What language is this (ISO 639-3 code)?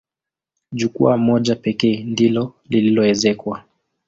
swa